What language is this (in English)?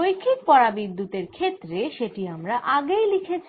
Bangla